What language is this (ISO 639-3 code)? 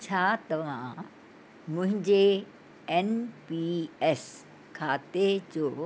snd